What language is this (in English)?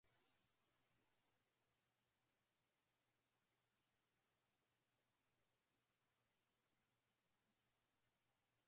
Swahili